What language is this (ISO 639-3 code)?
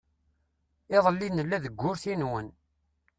kab